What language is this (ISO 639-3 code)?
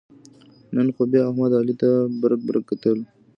pus